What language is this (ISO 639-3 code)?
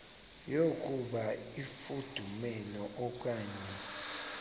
xho